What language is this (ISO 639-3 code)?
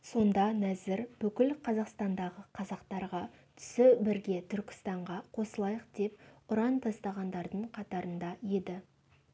kaz